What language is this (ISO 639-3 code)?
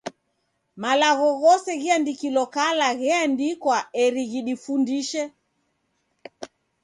dav